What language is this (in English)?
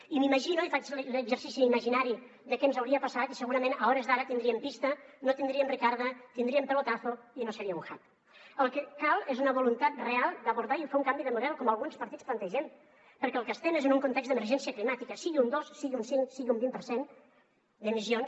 Catalan